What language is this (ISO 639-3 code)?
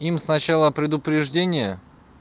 rus